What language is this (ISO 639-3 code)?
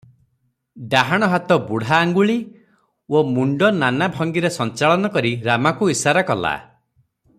ori